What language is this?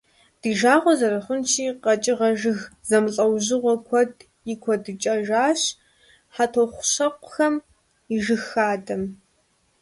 Kabardian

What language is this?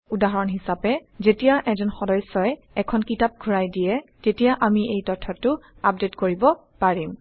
Assamese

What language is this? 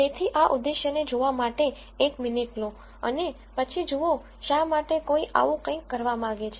Gujarati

